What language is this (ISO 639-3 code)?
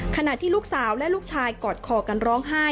tha